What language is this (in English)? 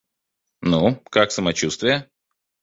Russian